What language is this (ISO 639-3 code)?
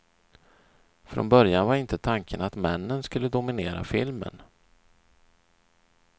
swe